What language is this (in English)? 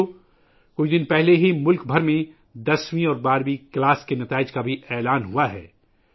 Urdu